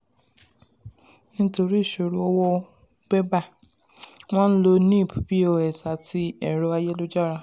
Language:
Yoruba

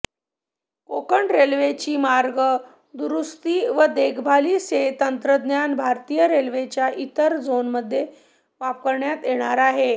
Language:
Marathi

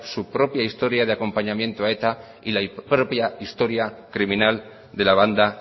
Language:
Spanish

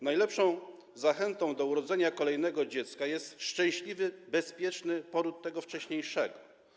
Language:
Polish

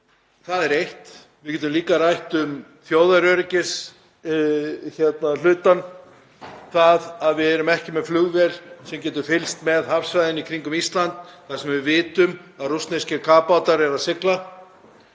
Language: Icelandic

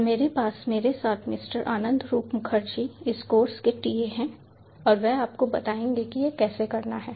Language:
Hindi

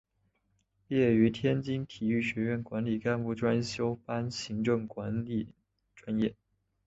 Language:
Chinese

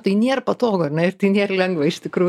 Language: Lithuanian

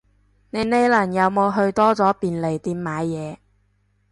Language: Cantonese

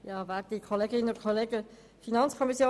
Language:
Swiss German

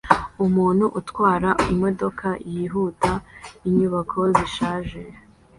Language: Kinyarwanda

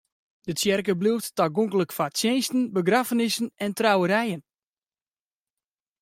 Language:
Western Frisian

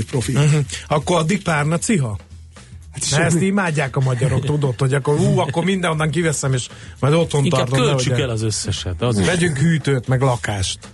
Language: Hungarian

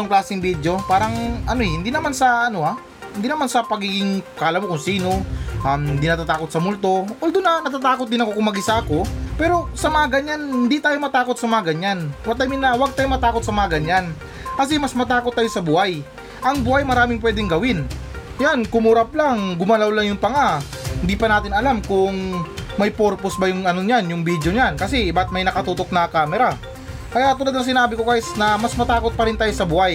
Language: Filipino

